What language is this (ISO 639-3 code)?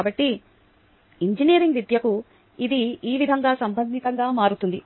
tel